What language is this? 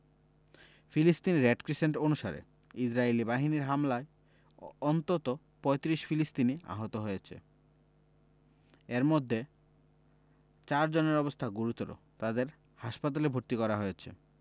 Bangla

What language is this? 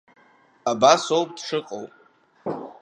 Abkhazian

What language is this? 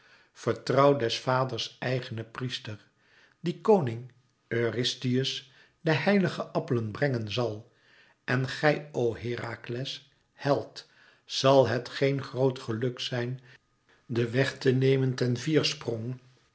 Dutch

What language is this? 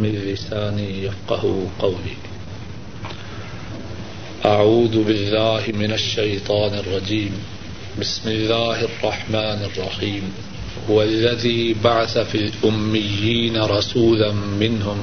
Urdu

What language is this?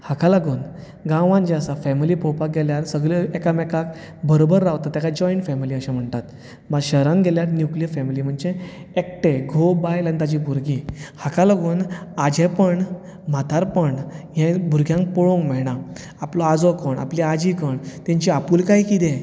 Konkani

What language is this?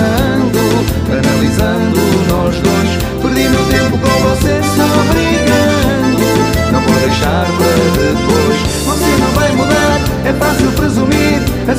Romanian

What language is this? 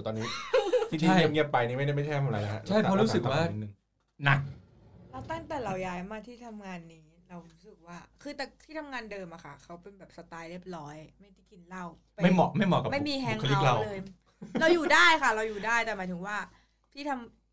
Thai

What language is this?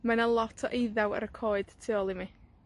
Welsh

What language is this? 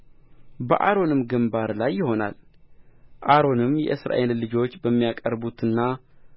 Amharic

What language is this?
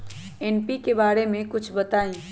Magahi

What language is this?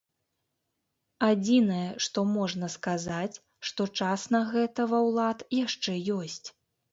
Belarusian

